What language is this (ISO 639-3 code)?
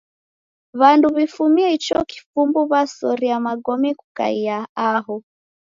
dav